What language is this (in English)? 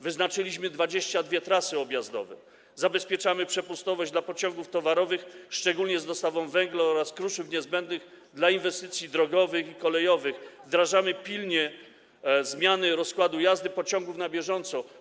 Polish